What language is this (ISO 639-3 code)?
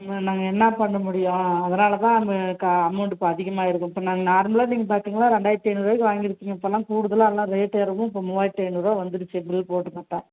tam